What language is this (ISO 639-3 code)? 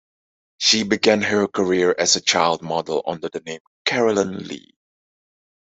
eng